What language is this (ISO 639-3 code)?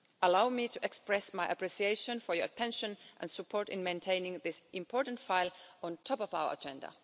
eng